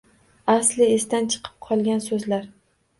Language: Uzbek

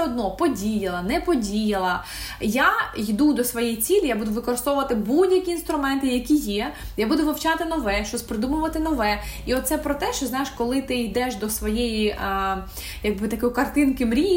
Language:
Ukrainian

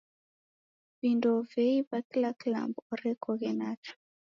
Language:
Taita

